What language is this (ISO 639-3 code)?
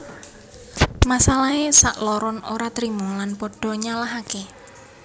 jav